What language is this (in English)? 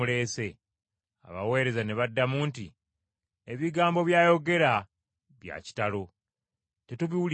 Ganda